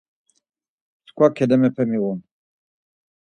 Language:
Laz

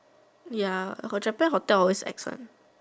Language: English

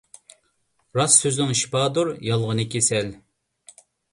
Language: Uyghur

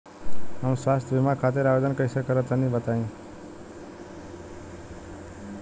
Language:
Bhojpuri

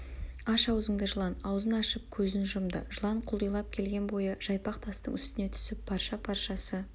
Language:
Kazakh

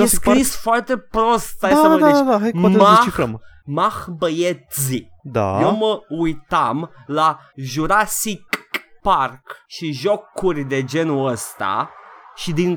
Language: Romanian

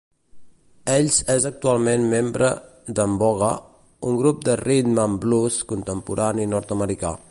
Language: Catalan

